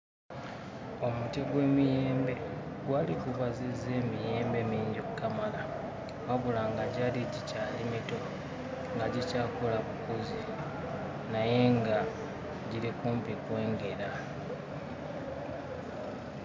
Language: Ganda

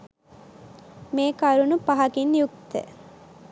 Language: Sinhala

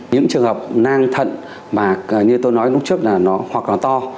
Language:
Vietnamese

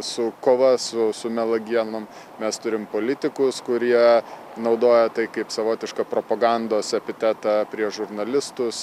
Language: Lithuanian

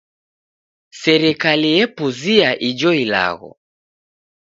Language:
Taita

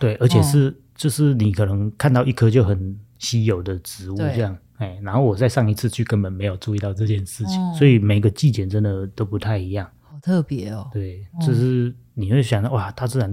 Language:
Chinese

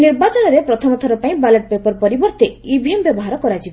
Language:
Odia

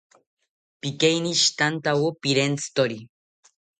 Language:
South Ucayali Ashéninka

